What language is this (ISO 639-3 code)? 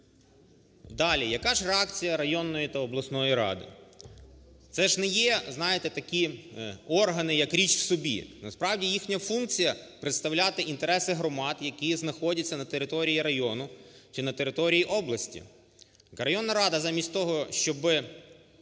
ukr